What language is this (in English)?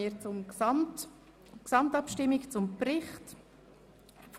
Swiss German